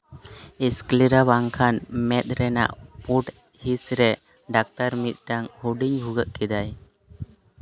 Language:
Santali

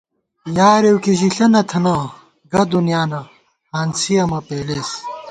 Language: Gawar-Bati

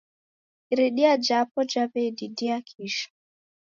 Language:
Taita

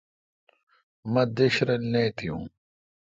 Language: Kalkoti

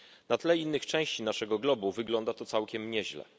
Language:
Polish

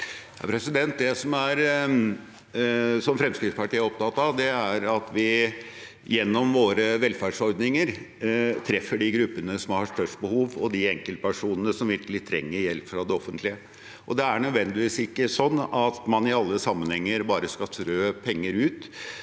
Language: Norwegian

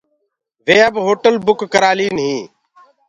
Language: Gurgula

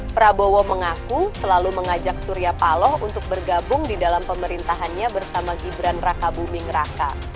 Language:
Indonesian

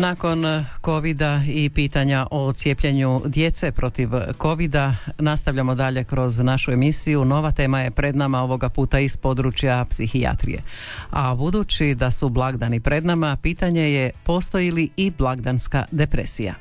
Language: Croatian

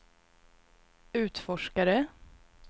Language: Swedish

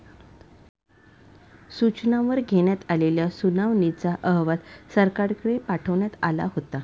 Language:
Marathi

